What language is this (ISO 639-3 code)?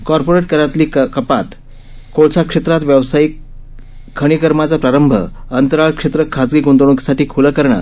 mar